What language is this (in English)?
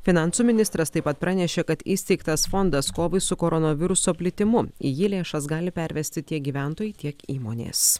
Lithuanian